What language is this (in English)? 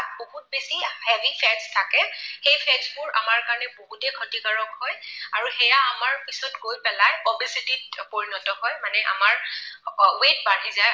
Assamese